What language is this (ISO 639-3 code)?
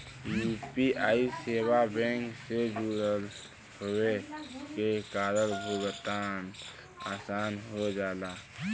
bho